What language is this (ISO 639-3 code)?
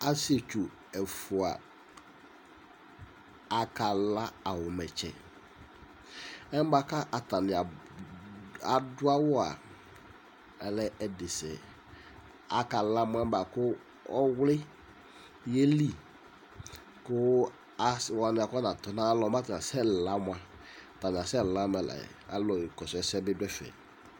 kpo